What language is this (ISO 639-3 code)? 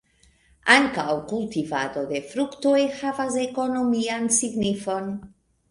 epo